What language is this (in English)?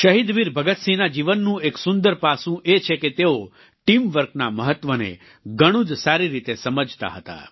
Gujarati